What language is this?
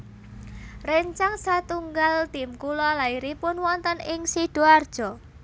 Javanese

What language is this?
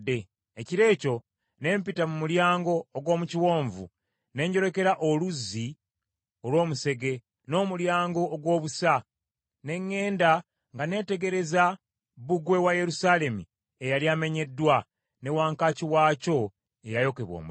Ganda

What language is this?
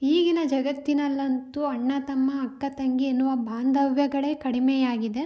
Kannada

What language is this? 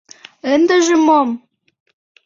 Mari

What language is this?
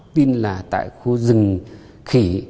Vietnamese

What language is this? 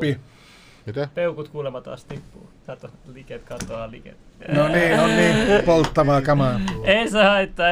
Finnish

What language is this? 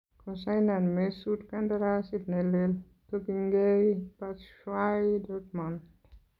Kalenjin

